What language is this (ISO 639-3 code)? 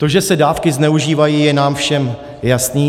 ces